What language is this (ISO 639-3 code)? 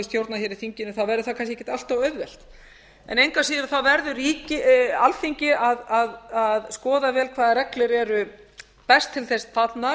isl